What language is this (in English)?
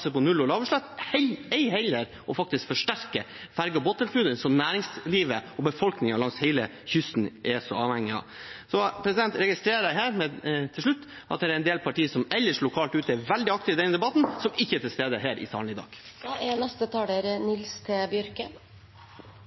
Norwegian